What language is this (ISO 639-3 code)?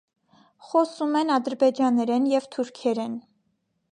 hye